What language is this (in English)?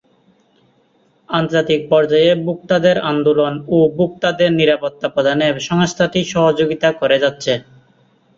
Bangla